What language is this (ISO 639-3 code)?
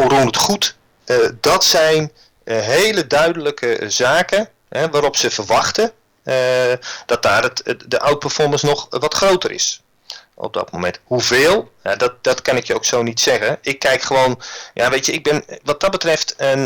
nld